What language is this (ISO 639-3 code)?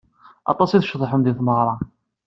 kab